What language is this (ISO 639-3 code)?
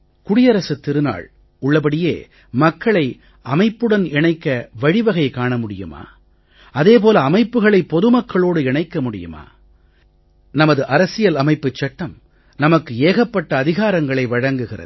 tam